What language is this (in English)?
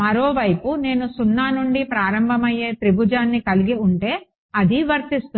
Telugu